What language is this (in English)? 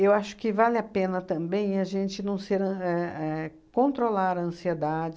Portuguese